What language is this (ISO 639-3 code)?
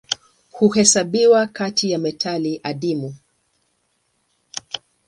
swa